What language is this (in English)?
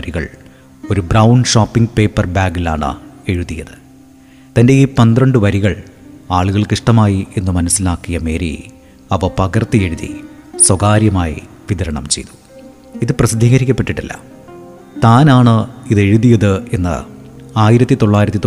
Malayalam